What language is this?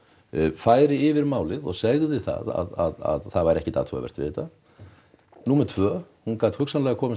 Icelandic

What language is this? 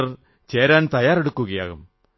Malayalam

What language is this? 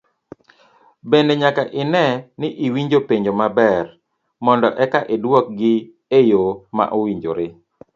Luo (Kenya and Tanzania)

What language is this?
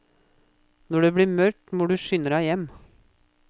Norwegian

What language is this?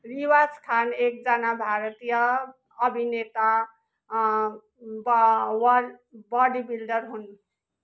Nepali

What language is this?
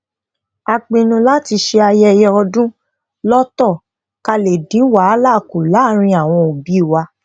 Yoruba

